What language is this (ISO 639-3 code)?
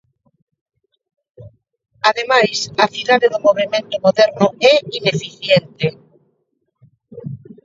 glg